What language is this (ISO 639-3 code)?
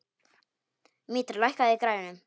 isl